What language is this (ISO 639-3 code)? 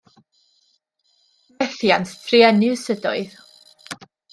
cym